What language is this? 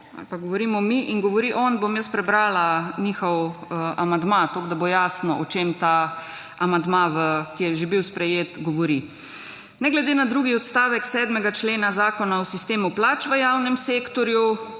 Slovenian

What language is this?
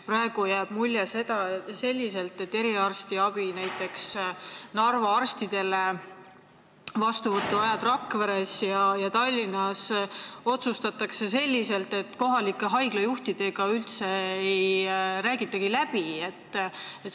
Estonian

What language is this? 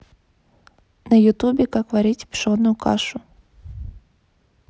Russian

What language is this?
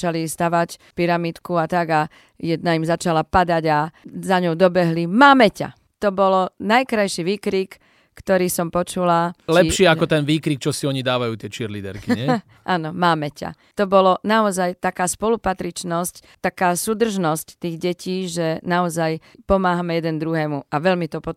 Slovak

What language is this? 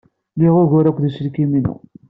Kabyle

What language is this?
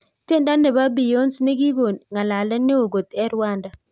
Kalenjin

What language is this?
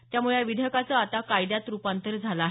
Marathi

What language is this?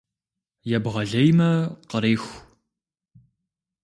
Kabardian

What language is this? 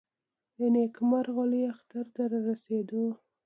Pashto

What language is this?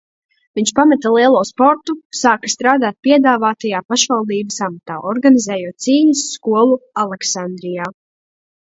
Latvian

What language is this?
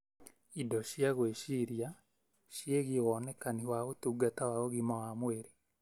Kikuyu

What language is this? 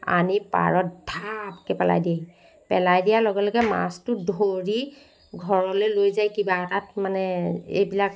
Assamese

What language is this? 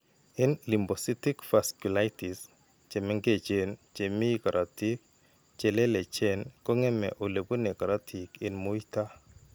Kalenjin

